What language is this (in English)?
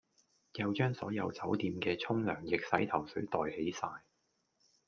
Cantonese